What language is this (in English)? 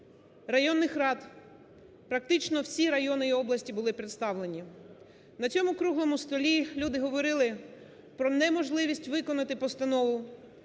Ukrainian